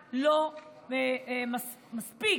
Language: Hebrew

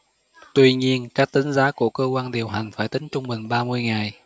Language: Vietnamese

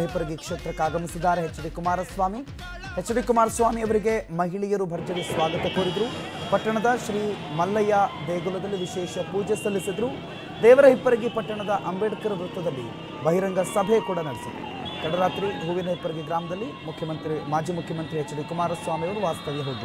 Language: Romanian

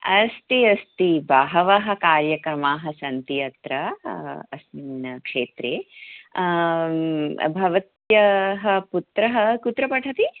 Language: Sanskrit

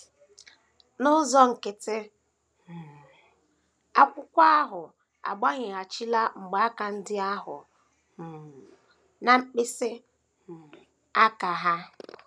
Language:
Igbo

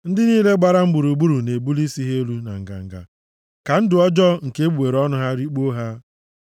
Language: Igbo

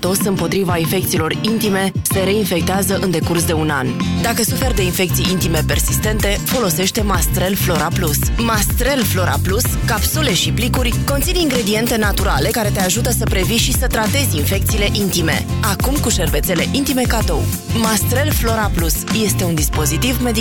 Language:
Romanian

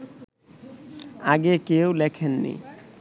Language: Bangla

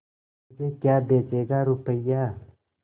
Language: Hindi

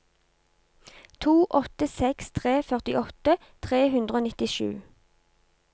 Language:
Norwegian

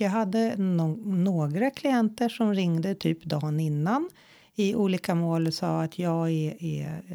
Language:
Swedish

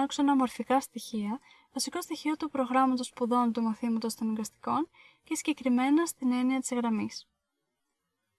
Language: Greek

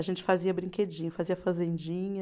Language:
Portuguese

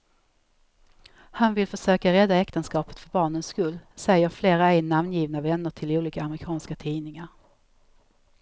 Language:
Swedish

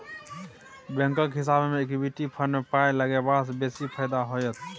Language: Maithili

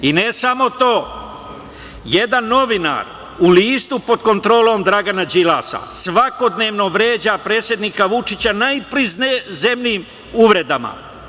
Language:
Serbian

